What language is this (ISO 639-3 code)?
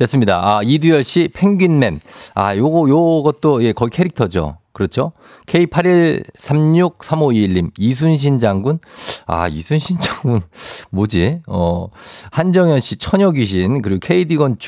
kor